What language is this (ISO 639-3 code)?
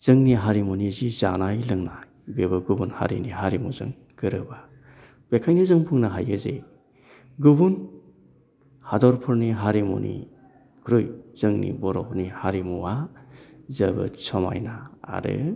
brx